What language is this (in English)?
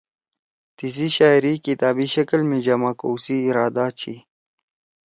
Torwali